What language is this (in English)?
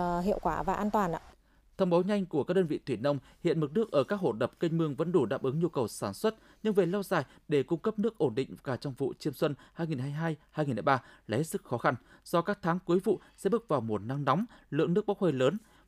Vietnamese